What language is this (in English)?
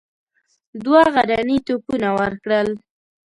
Pashto